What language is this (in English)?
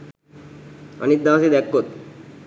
Sinhala